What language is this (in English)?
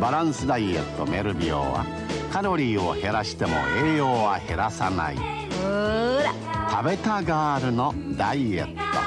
Japanese